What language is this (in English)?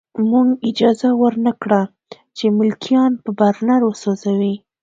Pashto